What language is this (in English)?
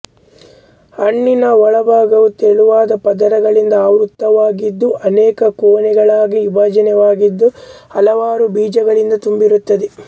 Kannada